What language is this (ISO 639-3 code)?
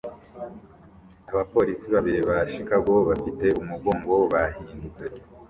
kin